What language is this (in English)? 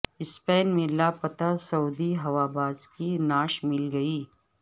Urdu